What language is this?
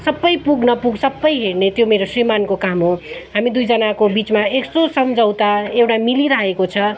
Nepali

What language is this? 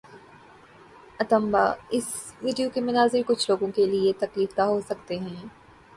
Urdu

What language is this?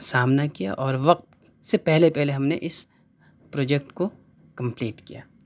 Urdu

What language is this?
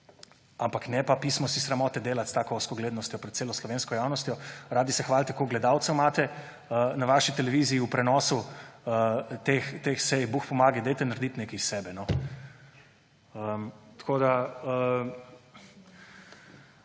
Slovenian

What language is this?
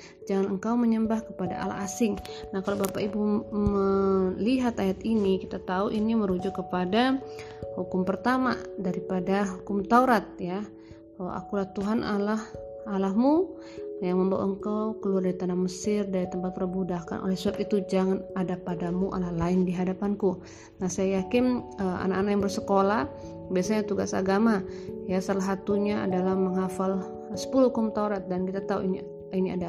Indonesian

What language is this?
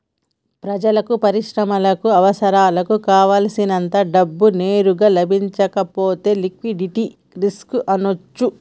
Telugu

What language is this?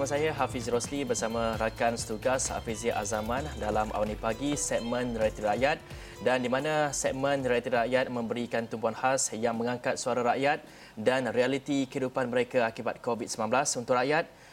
Malay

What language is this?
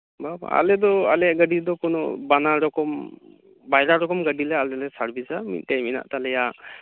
Santali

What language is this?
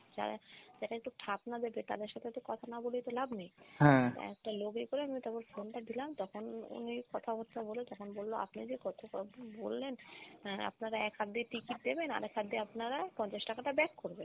Bangla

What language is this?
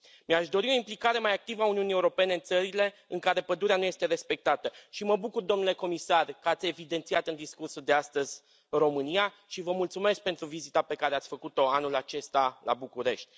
Romanian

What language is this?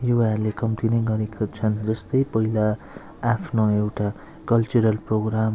Nepali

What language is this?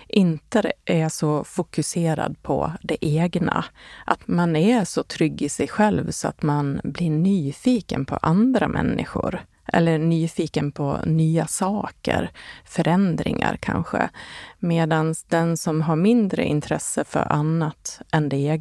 Swedish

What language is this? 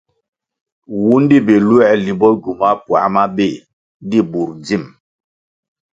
Kwasio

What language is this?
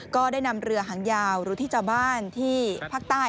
Thai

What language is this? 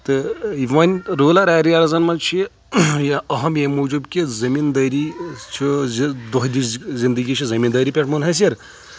Kashmiri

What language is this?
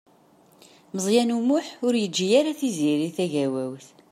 Kabyle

